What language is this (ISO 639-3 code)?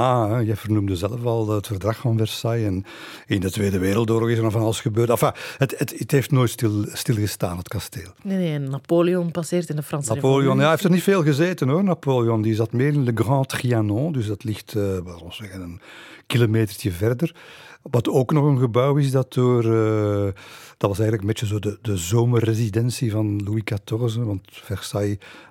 nld